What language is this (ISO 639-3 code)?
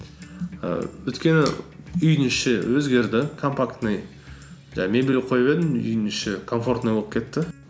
kaz